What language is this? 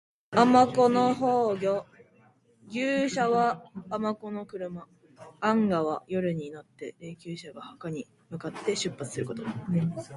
Japanese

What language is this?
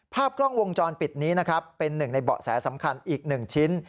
Thai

